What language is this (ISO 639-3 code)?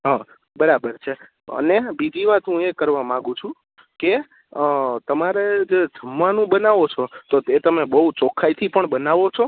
guj